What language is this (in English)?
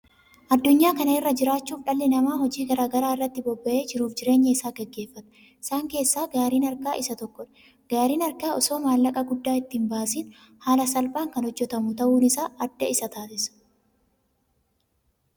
Oromo